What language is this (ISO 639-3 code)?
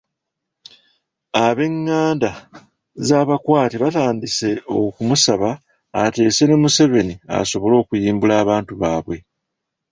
lug